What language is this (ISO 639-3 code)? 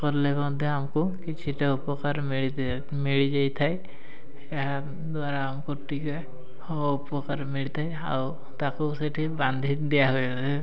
ori